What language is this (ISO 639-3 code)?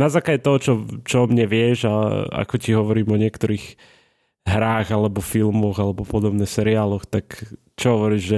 slk